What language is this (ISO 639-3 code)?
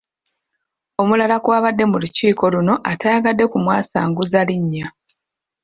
lug